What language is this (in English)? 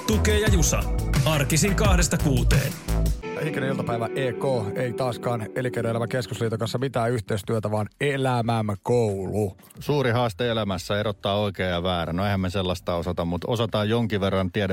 Finnish